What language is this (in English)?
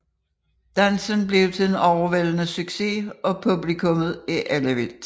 Danish